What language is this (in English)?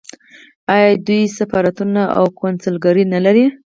Pashto